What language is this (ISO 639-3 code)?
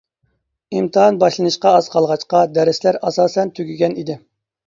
uig